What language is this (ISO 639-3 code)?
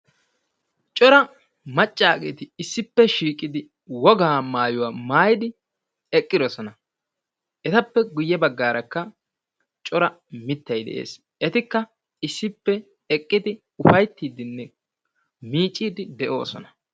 wal